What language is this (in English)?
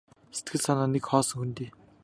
Mongolian